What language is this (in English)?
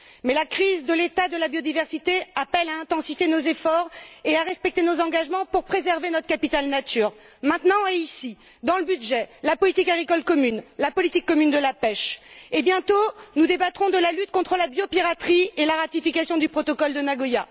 French